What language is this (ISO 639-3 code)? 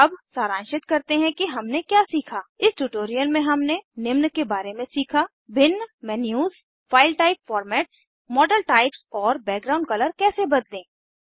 hin